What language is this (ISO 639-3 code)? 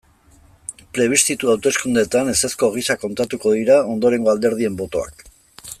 eus